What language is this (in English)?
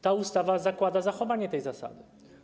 Polish